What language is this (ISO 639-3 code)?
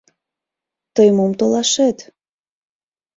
chm